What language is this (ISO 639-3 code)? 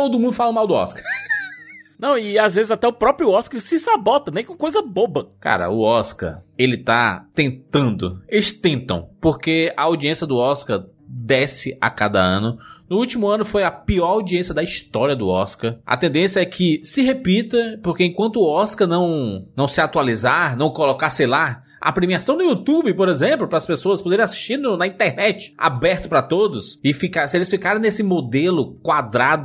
por